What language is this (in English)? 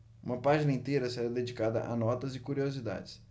Portuguese